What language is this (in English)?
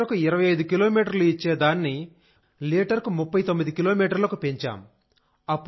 Telugu